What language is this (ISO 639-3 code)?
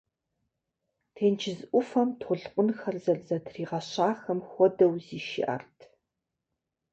kbd